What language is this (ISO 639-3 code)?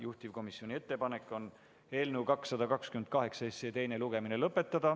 est